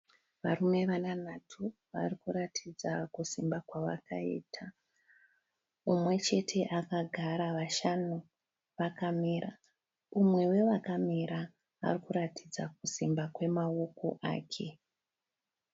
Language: Shona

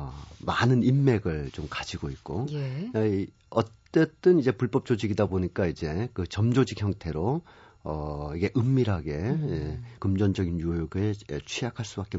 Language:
Korean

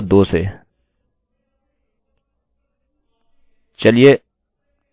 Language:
Hindi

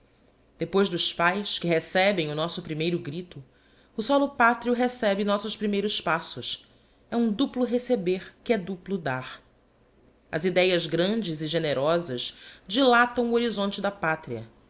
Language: Portuguese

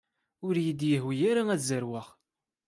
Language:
Kabyle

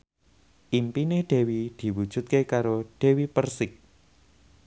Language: Javanese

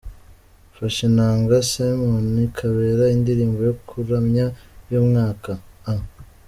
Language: Kinyarwanda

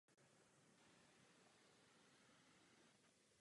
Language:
Czech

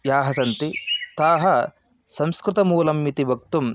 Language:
Sanskrit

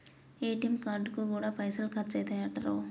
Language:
Telugu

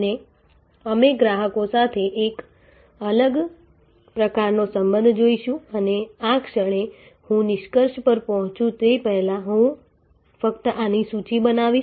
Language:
Gujarati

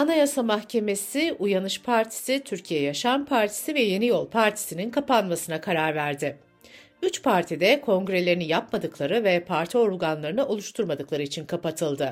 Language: Turkish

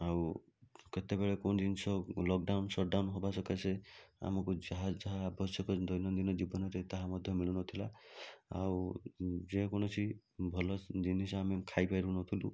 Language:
Odia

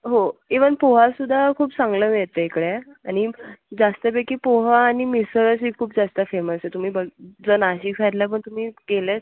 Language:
Marathi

